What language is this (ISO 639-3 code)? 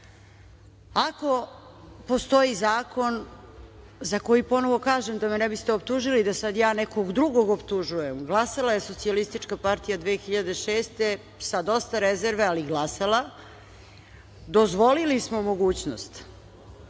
srp